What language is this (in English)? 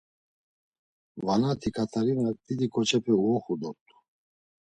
Laz